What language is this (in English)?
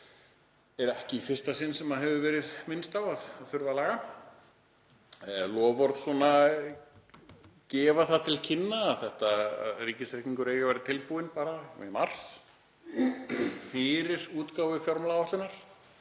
Icelandic